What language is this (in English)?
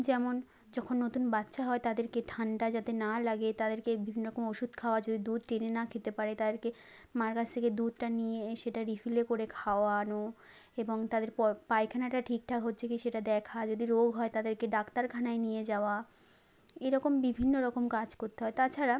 Bangla